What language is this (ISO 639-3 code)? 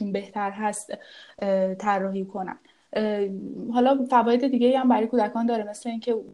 fas